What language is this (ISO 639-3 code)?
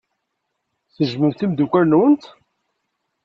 kab